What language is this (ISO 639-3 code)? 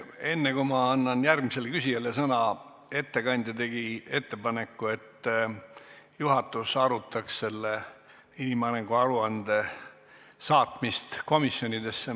est